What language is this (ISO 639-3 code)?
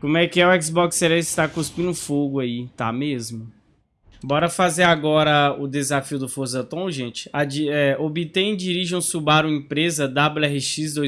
por